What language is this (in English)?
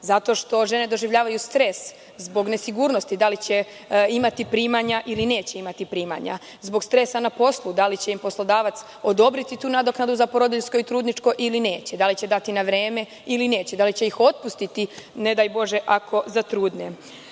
Serbian